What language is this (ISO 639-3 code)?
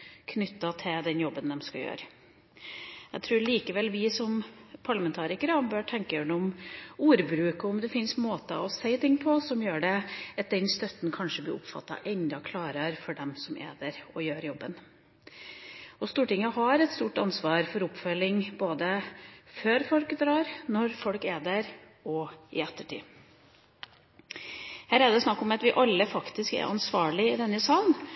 nob